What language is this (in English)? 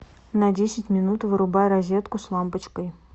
Russian